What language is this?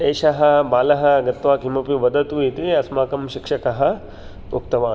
Sanskrit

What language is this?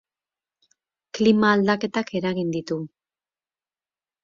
Basque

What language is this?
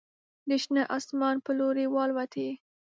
Pashto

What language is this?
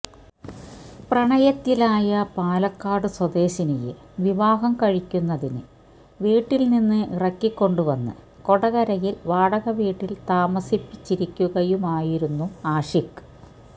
Malayalam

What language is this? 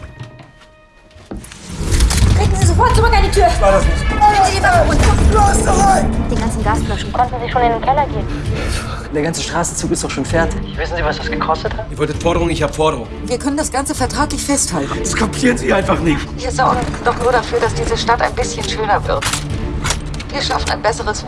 German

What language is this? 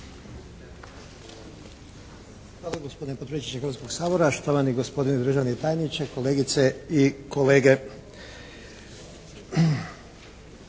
Croatian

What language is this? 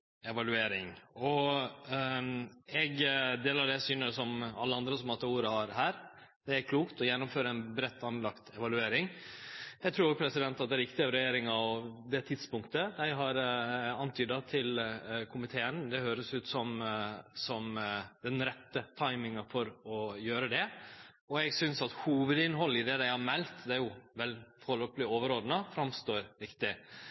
Norwegian Nynorsk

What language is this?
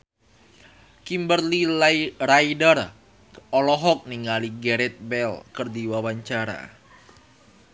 Sundanese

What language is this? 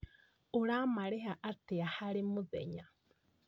Kikuyu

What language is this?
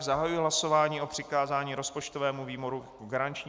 Czech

